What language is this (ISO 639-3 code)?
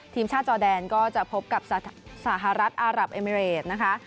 tha